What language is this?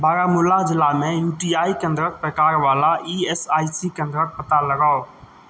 Maithili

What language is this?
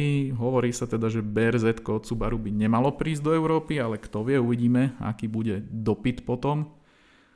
Slovak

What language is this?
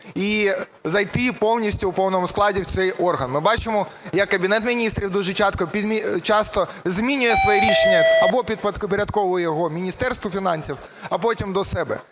Ukrainian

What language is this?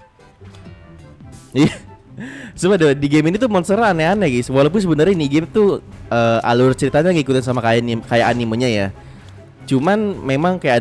Indonesian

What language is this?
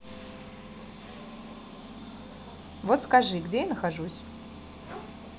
Russian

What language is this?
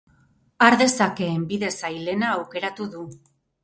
Basque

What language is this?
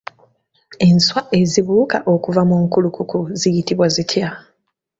Ganda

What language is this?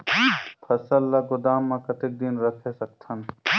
Chhattisgarhi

